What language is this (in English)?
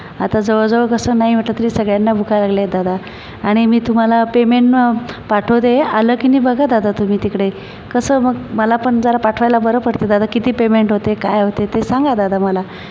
Marathi